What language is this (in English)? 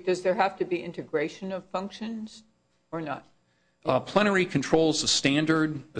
English